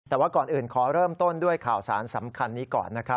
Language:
Thai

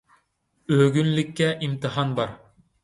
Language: Uyghur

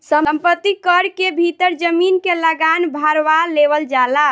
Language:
Bhojpuri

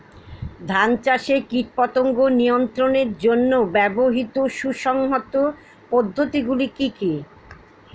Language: Bangla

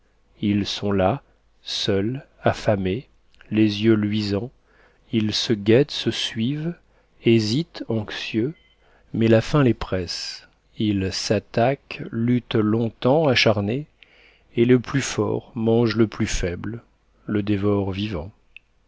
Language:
French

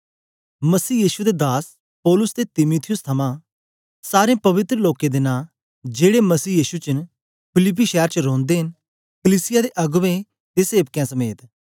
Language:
Dogri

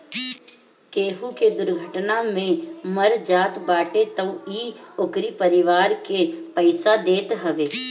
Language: Bhojpuri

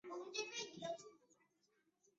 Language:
Chinese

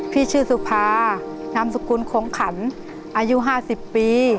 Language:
Thai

